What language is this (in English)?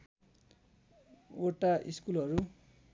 Nepali